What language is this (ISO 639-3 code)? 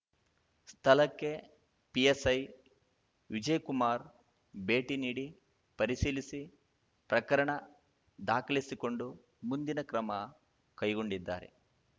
kan